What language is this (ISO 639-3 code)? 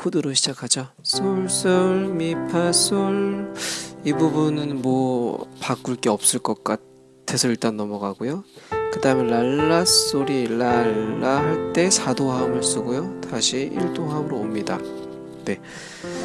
kor